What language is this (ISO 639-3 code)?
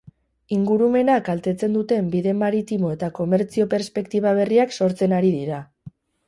eus